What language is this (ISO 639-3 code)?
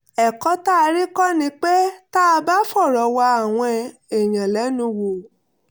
yor